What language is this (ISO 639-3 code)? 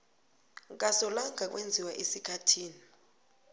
nbl